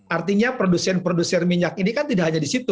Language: Indonesian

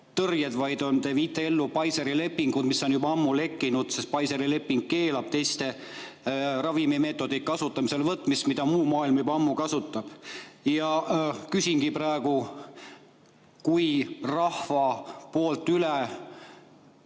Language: Estonian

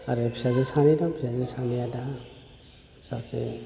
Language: Bodo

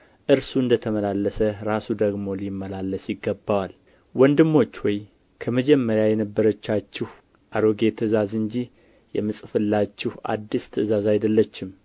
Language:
Amharic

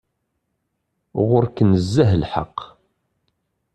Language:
Kabyle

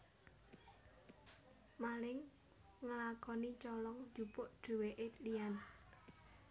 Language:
Javanese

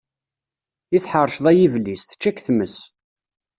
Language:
Kabyle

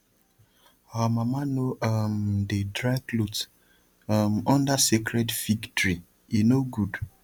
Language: Nigerian Pidgin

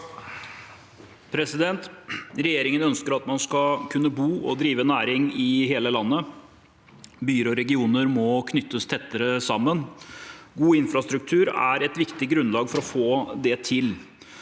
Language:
Norwegian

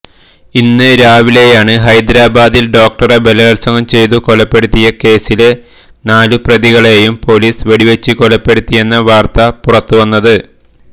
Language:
Malayalam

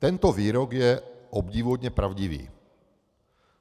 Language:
Czech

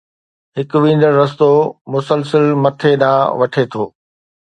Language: Sindhi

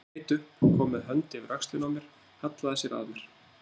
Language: Icelandic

